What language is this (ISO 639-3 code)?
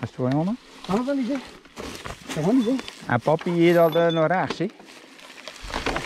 nld